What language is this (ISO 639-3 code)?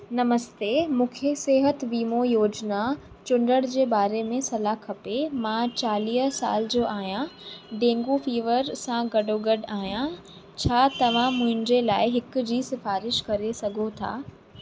snd